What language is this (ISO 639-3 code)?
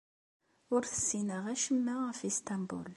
kab